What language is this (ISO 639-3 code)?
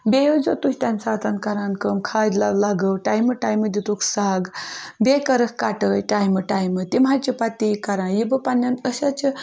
kas